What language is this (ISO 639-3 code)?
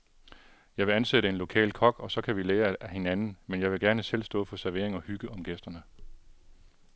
dan